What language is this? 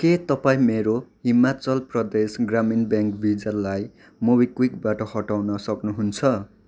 Nepali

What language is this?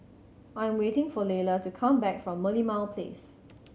English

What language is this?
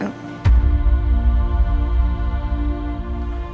Indonesian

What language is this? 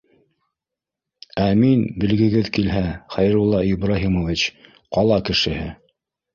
Bashkir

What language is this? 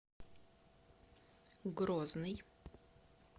Russian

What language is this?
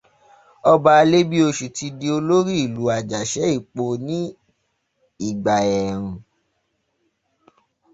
Yoruba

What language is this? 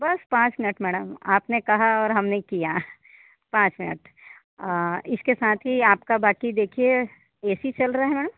Hindi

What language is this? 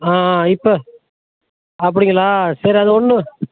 Tamil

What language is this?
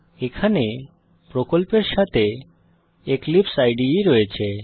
Bangla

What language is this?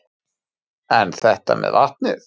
Icelandic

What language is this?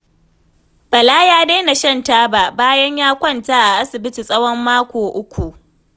Hausa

